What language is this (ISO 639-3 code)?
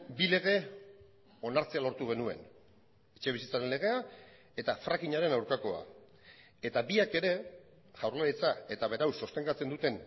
eus